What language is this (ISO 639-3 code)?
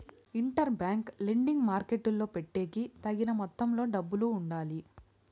tel